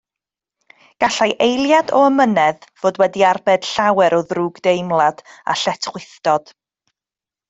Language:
Welsh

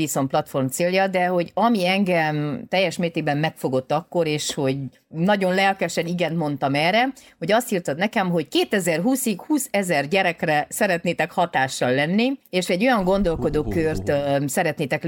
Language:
Hungarian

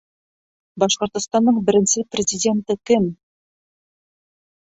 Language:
Bashkir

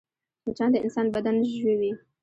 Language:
Pashto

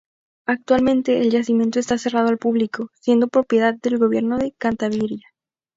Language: Spanish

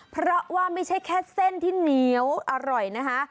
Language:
Thai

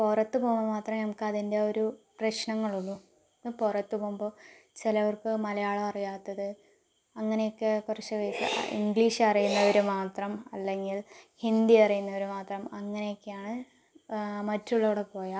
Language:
Malayalam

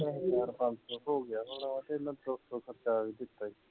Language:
Punjabi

